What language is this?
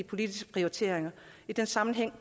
Danish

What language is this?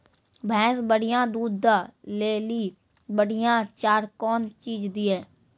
Maithili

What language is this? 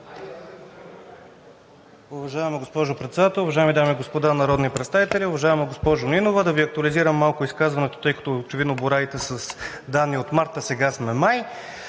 Bulgarian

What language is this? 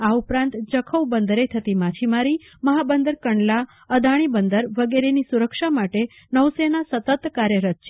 Gujarati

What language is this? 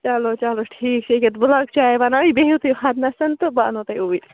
Kashmiri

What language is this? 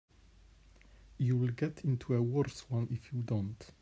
English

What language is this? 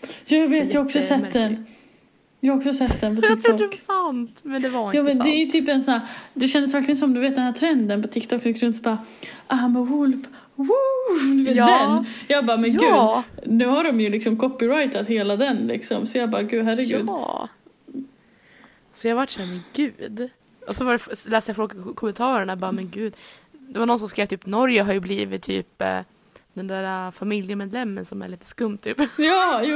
Swedish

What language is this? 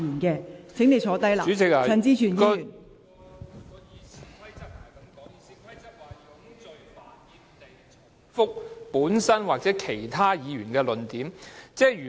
Cantonese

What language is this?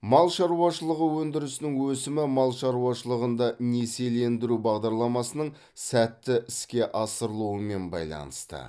Kazakh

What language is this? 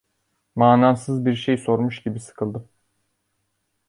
Turkish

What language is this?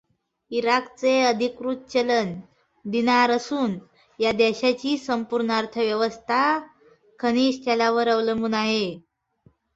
Marathi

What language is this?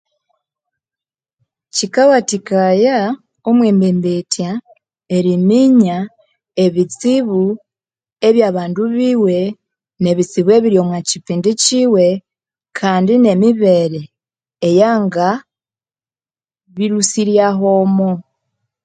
Konzo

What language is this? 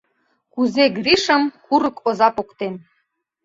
Mari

